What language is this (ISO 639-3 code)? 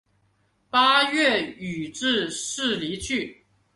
zho